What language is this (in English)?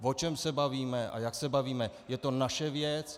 Czech